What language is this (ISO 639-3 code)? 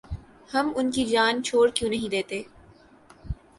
urd